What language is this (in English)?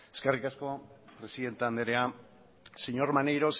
Basque